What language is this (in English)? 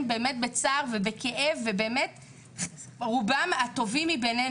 Hebrew